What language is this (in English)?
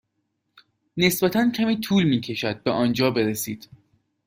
Persian